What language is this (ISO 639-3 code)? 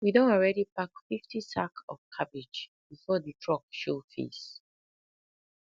pcm